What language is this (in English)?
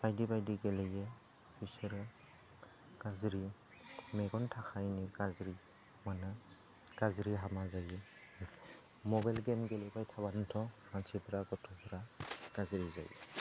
Bodo